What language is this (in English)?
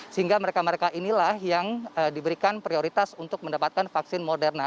Indonesian